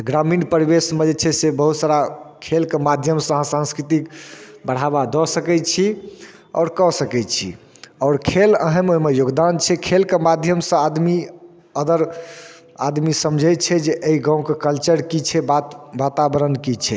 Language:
Maithili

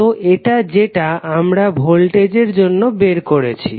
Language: Bangla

